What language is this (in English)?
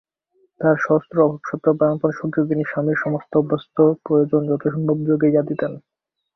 Bangla